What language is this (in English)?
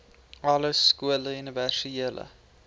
Afrikaans